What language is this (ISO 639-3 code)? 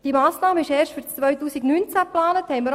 gsw